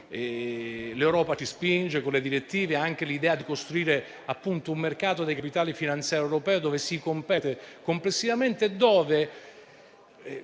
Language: Italian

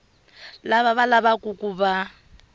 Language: Tsonga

